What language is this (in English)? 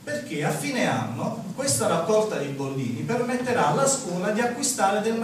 Italian